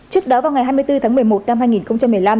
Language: Vietnamese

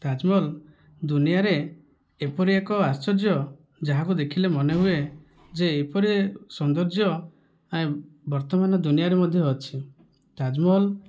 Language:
Odia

